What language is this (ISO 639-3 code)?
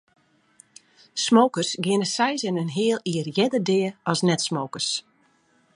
fry